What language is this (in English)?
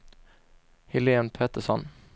Swedish